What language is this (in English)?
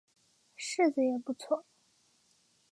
Chinese